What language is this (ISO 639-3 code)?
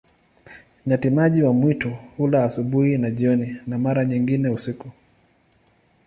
swa